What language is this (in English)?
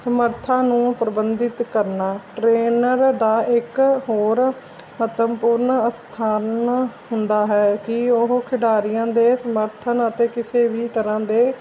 Punjabi